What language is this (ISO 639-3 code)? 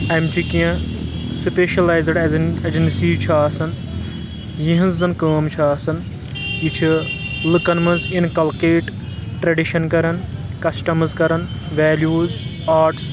kas